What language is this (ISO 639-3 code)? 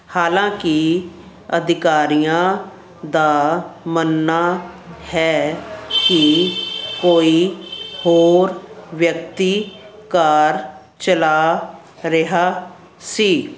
pan